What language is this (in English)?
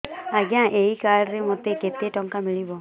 Odia